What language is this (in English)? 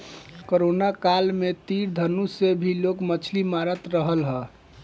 Bhojpuri